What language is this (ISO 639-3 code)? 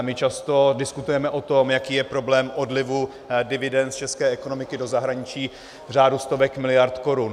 ces